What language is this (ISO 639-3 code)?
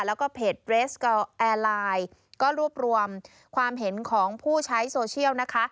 tha